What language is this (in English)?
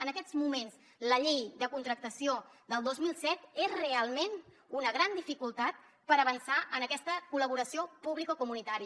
Catalan